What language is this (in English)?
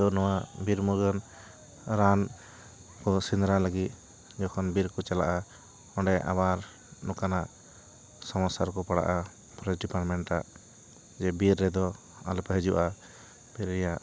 Santali